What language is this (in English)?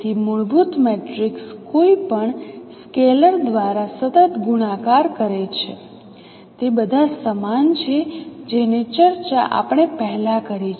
Gujarati